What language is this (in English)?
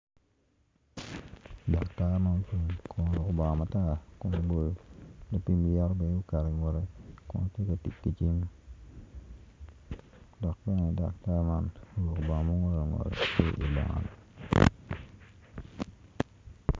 Acoli